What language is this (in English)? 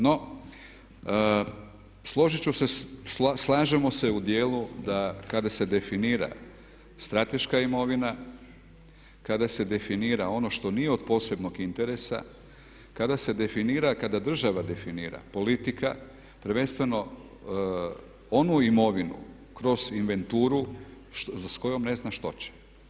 Croatian